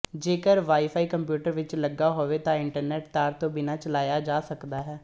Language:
Punjabi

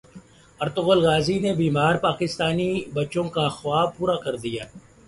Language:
Urdu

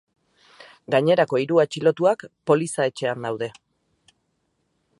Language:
Basque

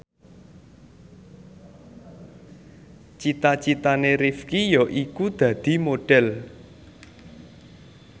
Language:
Javanese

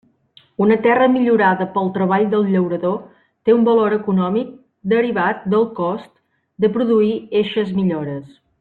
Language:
Catalan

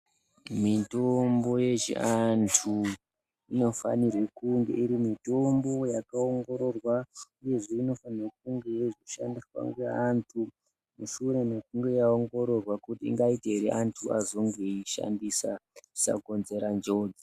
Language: Ndau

